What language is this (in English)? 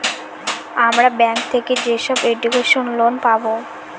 Bangla